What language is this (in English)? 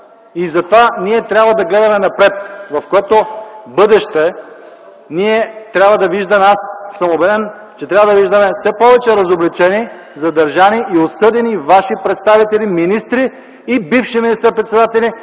Bulgarian